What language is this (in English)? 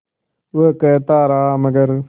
Hindi